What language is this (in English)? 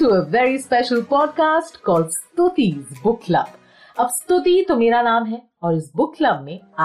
Hindi